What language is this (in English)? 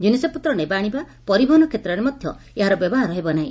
Odia